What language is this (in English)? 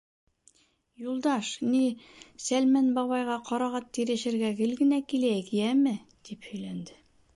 Bashkir